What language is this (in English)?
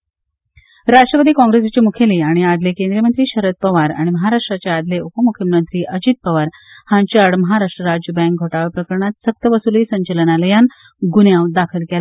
Konkani